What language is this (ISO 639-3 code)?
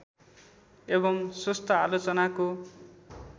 nep